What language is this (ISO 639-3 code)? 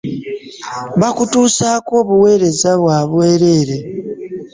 lug